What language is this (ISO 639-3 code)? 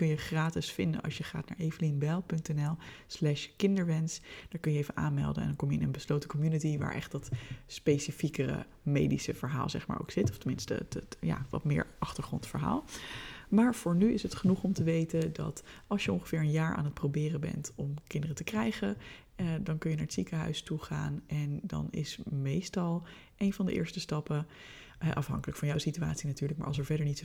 nld